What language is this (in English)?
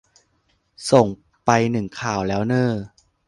Thai